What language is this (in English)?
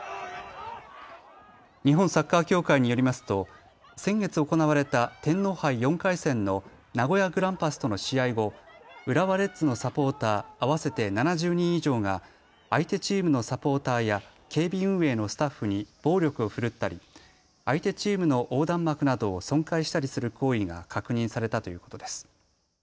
Japanese